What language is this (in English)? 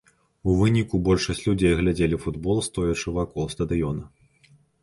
Belarusian